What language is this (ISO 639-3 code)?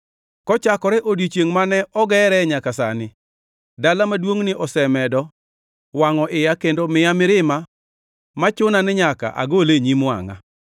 luo